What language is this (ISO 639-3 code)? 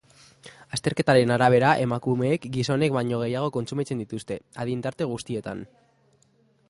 eus